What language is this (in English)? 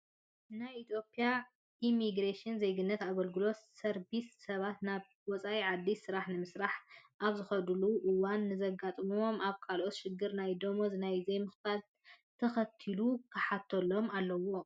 Tigrinya